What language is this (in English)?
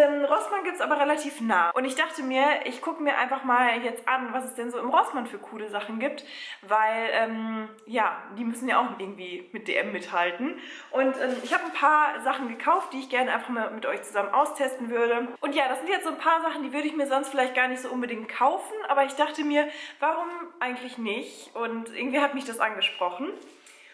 German